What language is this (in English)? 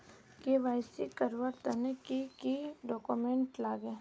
Magahi